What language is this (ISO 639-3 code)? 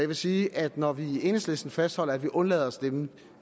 dan